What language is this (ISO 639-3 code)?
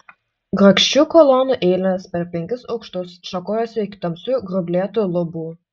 lit